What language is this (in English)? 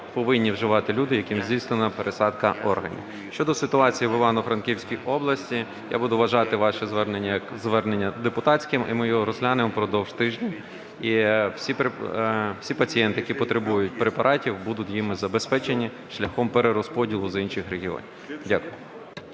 Ukrainian